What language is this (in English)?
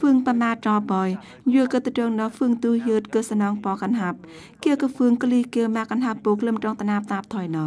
Thai